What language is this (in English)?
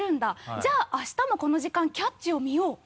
Japanese